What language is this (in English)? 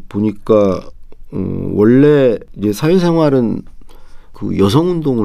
Korean